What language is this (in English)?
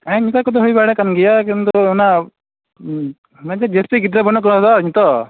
Santali